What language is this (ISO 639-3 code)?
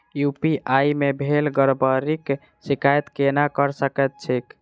mai